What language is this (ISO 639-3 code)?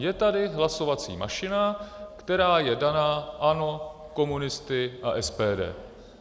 ces